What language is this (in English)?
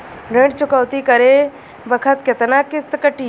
Bhojpuri